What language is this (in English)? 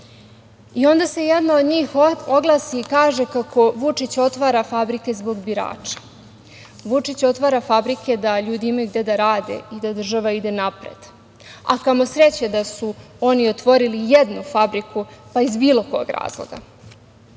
Serbian